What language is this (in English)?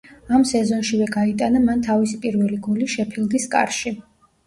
Georgian